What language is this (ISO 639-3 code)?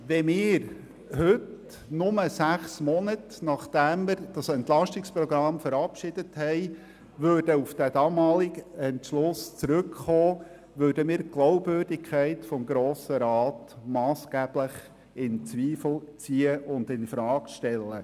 gsw